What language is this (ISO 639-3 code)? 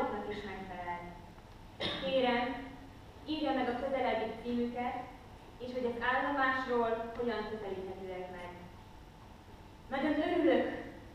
hun